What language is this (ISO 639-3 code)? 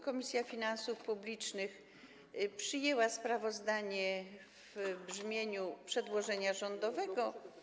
pol